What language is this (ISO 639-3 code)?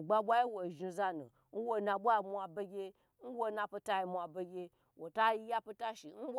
gbr